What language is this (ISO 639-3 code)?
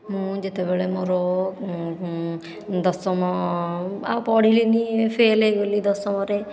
ori